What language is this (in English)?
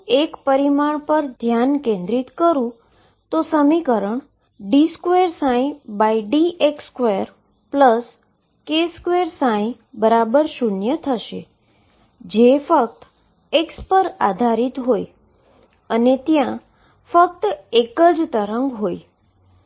Gujarati